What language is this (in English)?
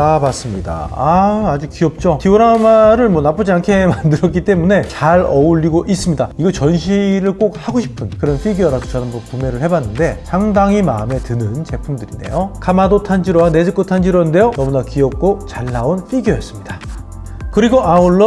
Korean